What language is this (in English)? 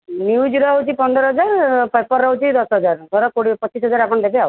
Odia